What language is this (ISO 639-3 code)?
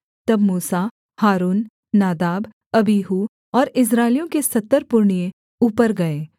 hin